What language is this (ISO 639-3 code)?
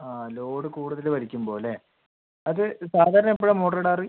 mal